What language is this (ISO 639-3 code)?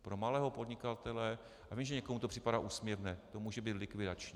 ces